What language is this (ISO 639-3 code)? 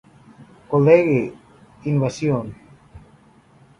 spa